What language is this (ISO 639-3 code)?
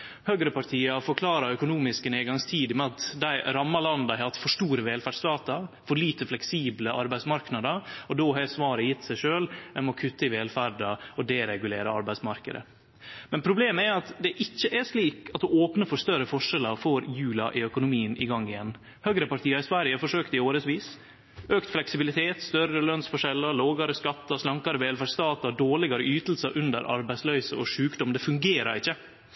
nno